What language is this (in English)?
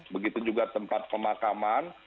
Indonesian